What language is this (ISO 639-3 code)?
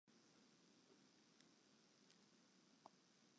fry